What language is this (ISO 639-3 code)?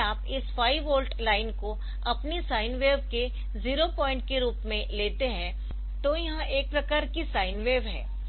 hin